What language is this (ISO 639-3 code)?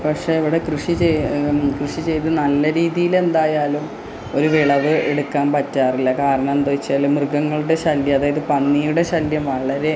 mal